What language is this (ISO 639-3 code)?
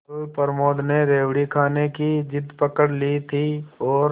hin